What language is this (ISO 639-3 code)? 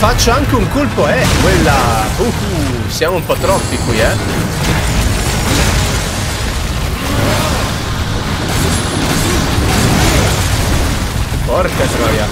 ita